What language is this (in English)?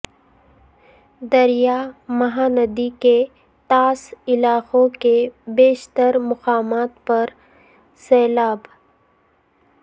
Urdu